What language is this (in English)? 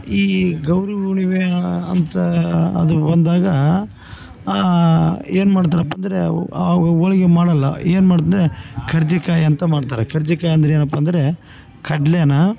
Kannada